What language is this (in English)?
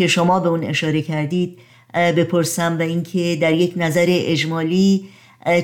Persian